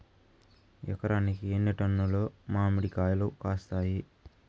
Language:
Telugu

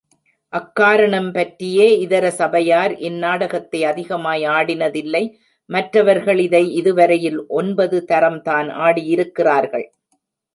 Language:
Tamil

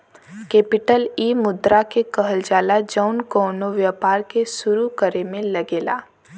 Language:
Bhojpuri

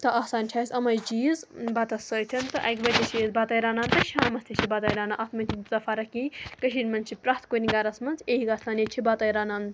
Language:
Kashmiri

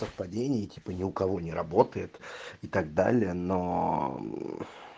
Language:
Russian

